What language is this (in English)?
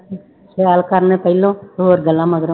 Punjabi